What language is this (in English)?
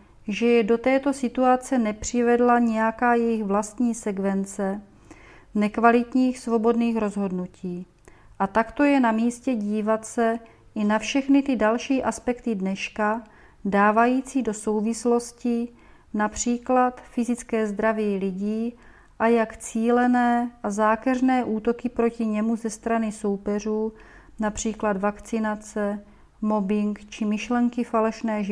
Czech